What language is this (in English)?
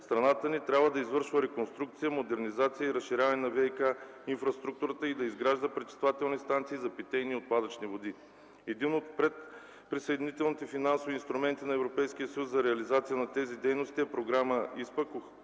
Bulgarian